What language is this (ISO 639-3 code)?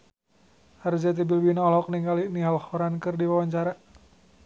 sun